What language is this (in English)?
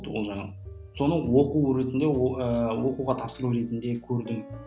Kazakh